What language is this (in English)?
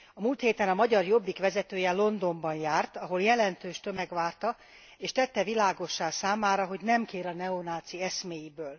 Hungarian